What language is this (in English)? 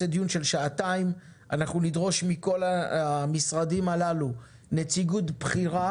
Hebrew